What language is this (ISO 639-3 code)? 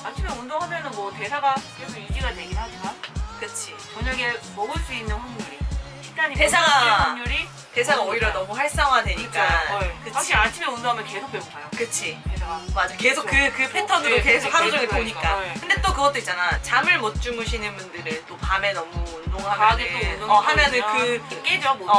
kor